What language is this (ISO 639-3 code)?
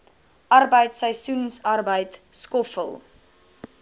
afr